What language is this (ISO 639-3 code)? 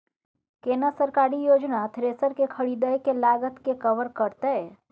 mai